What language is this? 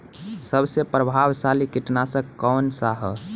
Bhojpuri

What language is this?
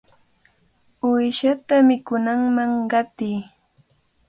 Cajatambo North Lima Quechua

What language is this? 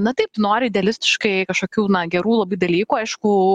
Lithuanian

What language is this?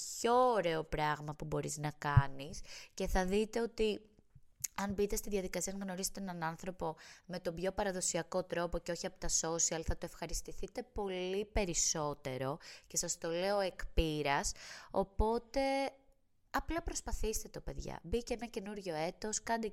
Greek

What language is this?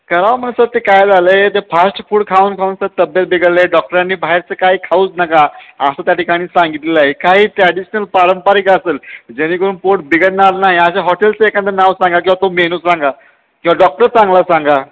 Marathi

